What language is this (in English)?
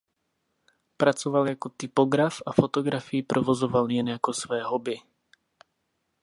Czech